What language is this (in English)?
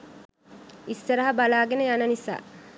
Sinhala